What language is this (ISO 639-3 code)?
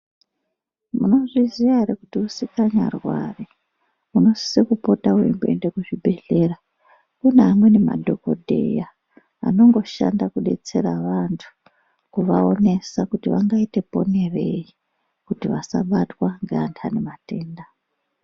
ndc